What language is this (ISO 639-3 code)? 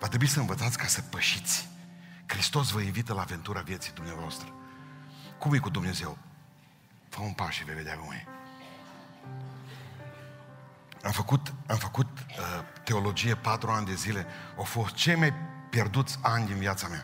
ron